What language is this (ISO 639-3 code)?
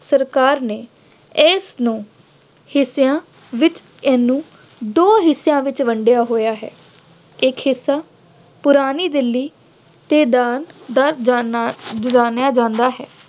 pan